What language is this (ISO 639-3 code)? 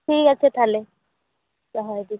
sat